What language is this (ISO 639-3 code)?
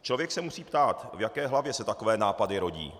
ces